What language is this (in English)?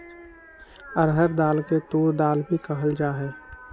Magahi